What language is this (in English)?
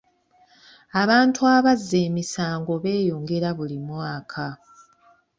Ganda